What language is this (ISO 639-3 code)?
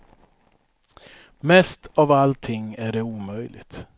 swe